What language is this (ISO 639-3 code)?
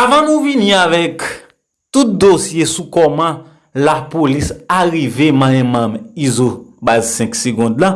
fra